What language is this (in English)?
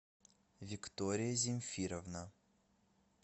Russian